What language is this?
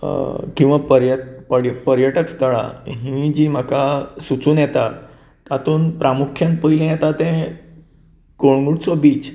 Konkani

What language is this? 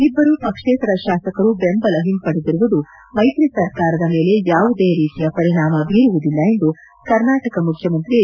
Kannada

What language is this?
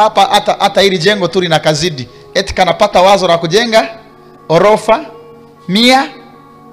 Swahili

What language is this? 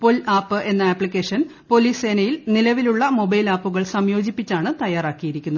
Malayalam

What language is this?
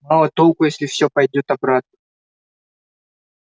Russian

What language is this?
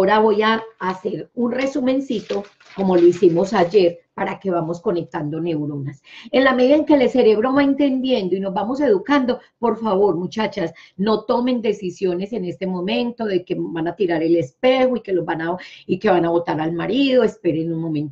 Spanish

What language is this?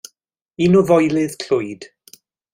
Welsh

